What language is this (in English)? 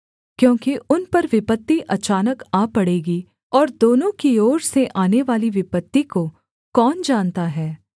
Hindi